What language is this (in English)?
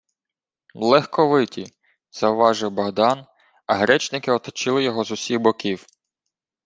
Ukrainian